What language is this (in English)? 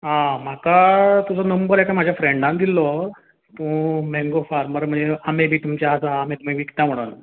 Konkani